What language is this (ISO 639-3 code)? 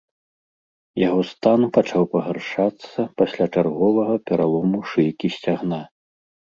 bel